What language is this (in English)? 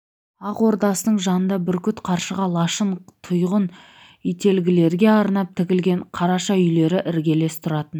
Kazakh